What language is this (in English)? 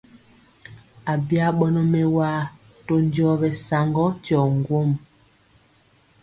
Mpiemo